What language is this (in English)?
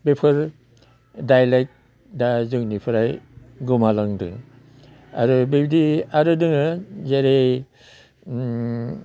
Bodo